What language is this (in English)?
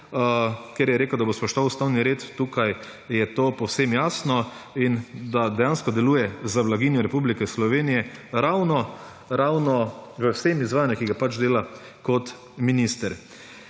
Slovenian